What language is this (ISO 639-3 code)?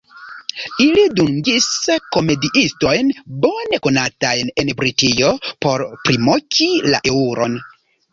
epo